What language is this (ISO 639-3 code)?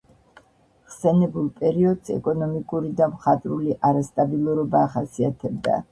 kat